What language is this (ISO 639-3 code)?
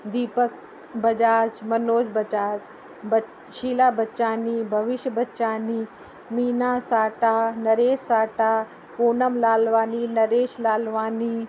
snd